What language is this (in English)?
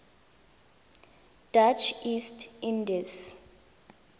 Tswana